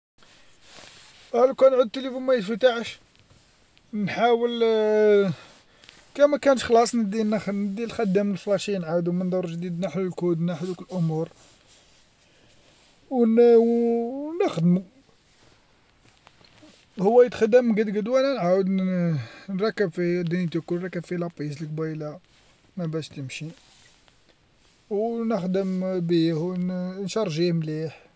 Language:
Algerian Arabic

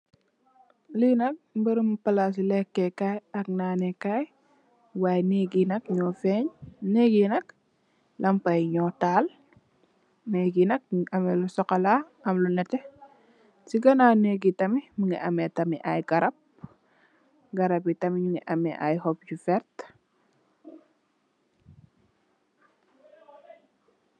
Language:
Wolof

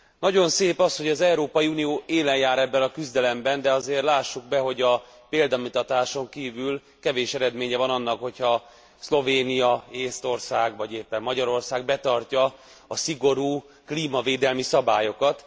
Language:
Hungarian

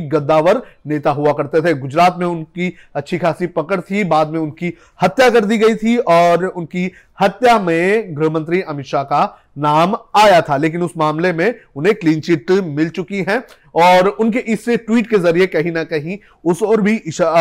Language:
Hindi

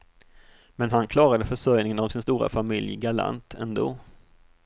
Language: Swedish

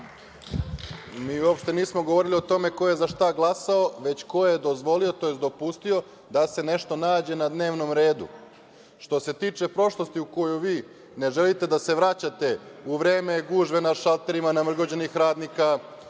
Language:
Serbian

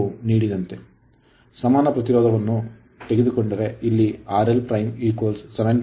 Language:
Kannada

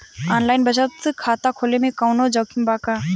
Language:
Bhojpuri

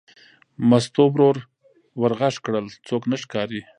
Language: Pashto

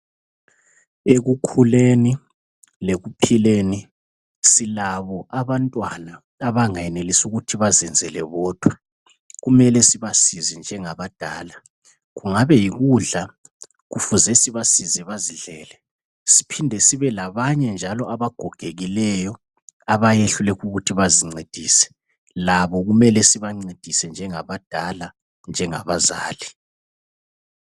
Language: North Ndebele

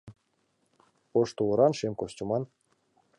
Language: Mari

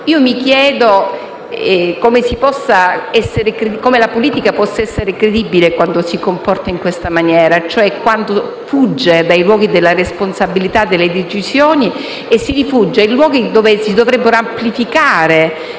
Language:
Italian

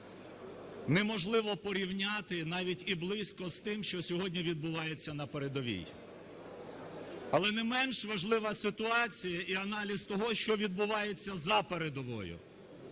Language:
Ukrainian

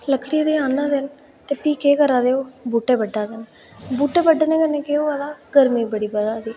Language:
Dogri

